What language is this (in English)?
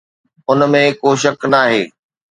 Sindhi